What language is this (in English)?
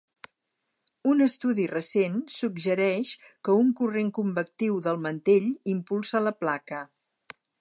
Catalan